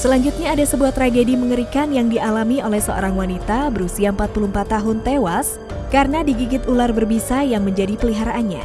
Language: Indonesian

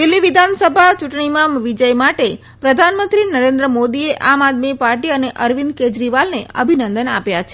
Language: Gujarati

